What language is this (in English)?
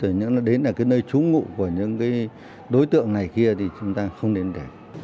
Vietnamese